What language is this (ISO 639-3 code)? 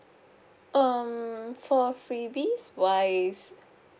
eng